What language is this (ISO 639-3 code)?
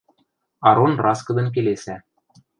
mrj